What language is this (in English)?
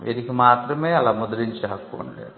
Telugu